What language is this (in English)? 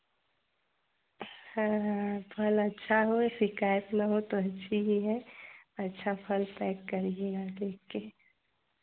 Hindi